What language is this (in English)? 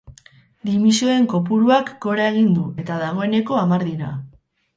Basque